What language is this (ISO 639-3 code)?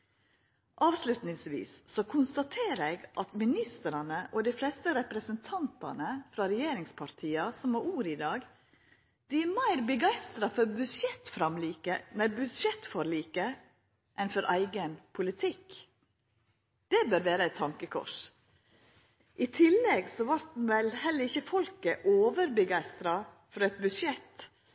nno